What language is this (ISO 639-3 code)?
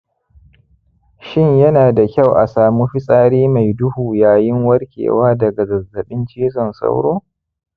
hau